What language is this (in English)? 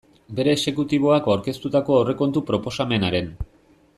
Basque